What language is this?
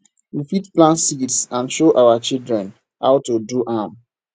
Nigerian Pidgin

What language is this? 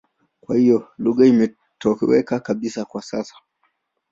Swahili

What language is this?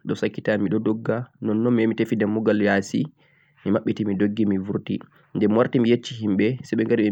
Central-Eastern Niger Fulfulde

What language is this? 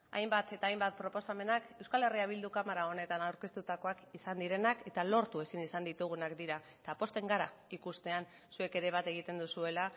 Basque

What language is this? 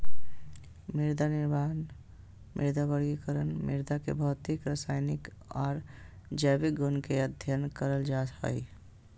Magahi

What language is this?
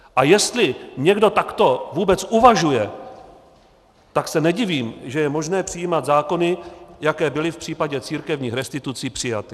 Czech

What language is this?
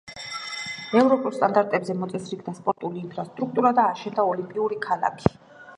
Georgian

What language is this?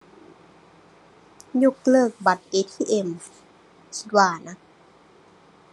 Thai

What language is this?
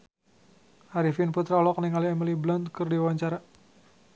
Sundanese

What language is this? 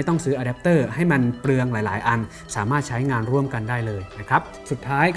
Thai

